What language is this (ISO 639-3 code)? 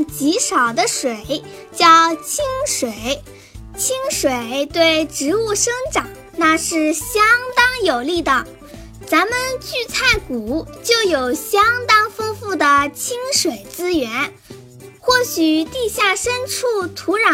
zho